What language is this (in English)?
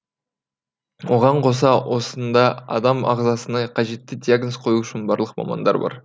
Kazakh